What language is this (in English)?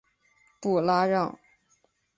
Chinese